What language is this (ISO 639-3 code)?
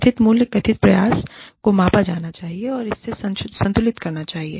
hin